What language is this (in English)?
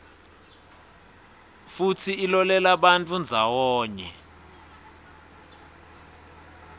Swati